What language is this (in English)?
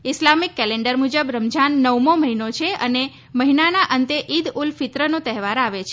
Gujarati